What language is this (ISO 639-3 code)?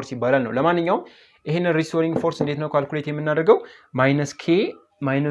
tur